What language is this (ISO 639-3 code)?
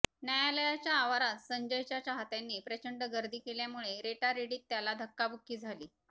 mar